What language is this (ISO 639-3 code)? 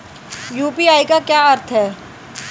hin